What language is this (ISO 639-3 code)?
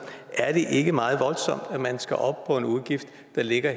dan